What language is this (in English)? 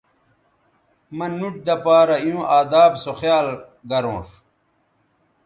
Bateri